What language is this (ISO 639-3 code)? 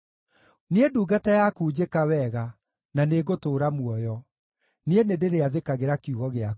kik